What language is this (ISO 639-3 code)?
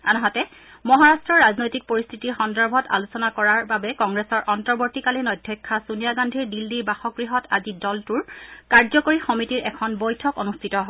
asm